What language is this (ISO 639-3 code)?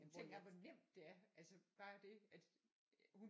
dan